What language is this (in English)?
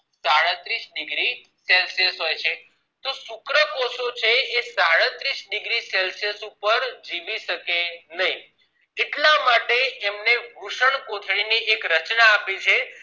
Gujarati